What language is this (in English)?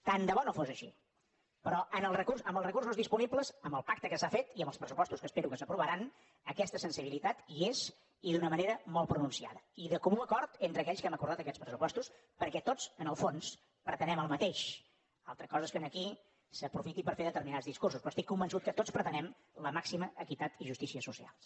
Catalan